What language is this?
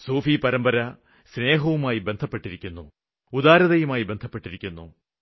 Malayalam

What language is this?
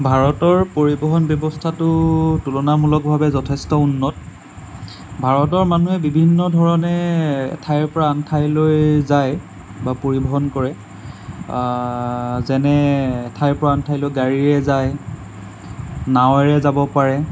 Assamese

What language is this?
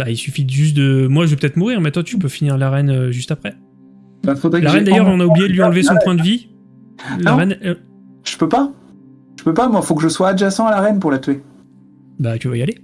French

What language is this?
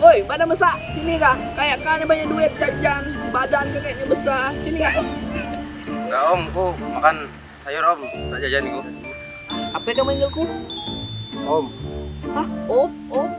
Indonesian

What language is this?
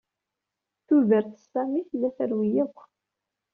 Kabyle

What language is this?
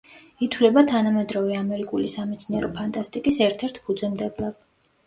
Georgian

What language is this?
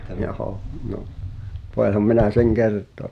Finnish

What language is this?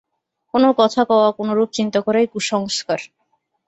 Bangla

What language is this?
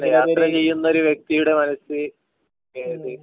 Malayalam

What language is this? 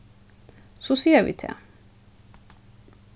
Faroese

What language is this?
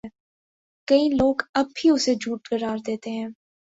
Urdu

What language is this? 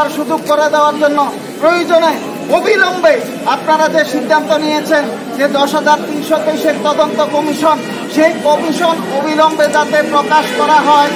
Romanian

